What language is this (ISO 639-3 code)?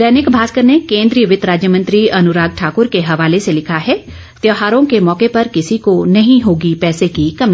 hin